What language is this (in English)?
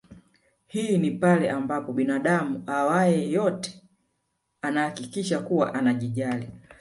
Swahili